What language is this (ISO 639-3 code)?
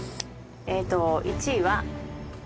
jpn